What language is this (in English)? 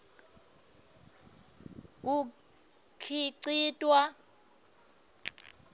Swati